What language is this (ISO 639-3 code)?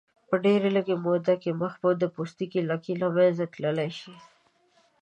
pus